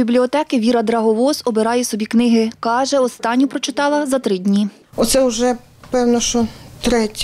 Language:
Ukrainian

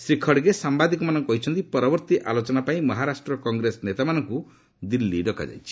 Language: Odia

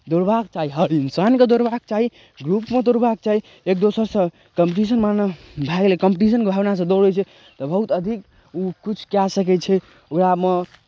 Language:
Maithili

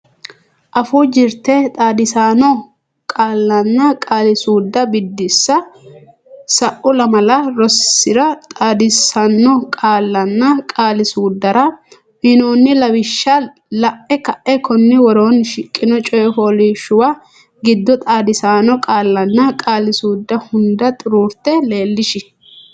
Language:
Sidamo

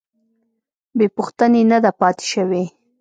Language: Pashto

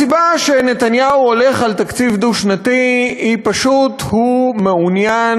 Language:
Hebrew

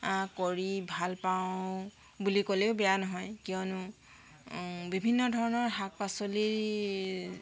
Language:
Assamese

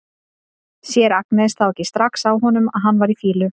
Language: Icelandic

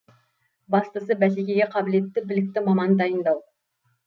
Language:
Kazakh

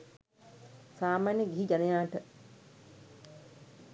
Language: Sinhala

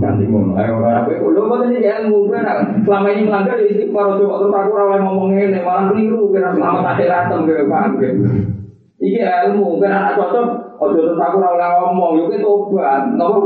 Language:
Malay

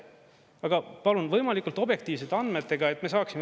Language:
Estonian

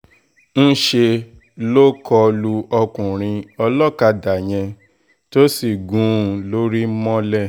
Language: Yoruba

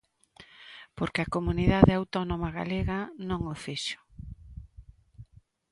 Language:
Galician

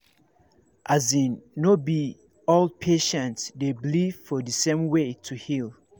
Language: Nigerian Pidgin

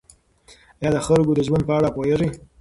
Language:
Pashto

